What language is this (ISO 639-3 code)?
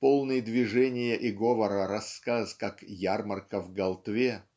rus